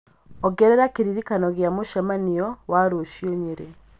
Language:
Kikuyu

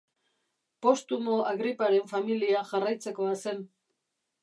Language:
Basque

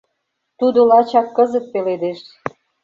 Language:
Mari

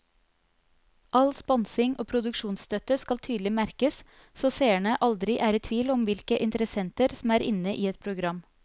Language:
Norwegian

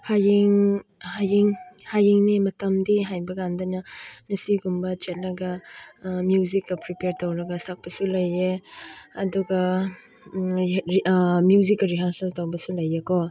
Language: Manipuri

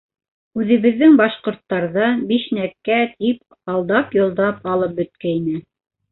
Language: Bashkir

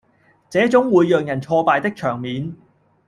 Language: Cantonese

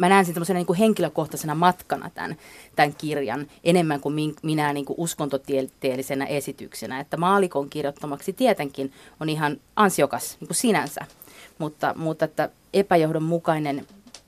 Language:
Finnish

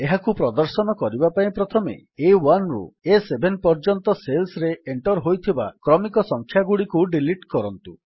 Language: Odia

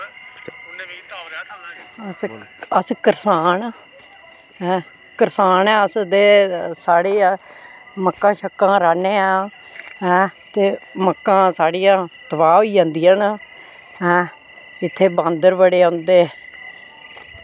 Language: Dogri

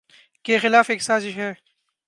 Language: Urdu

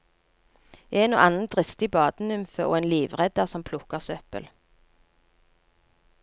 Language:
Norwegian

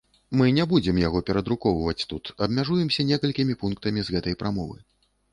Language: Belarusian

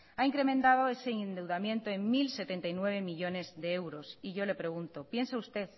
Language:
Spanish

